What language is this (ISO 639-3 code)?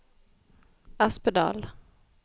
nor